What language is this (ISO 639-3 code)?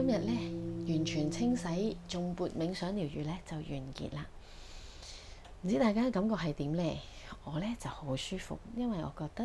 zho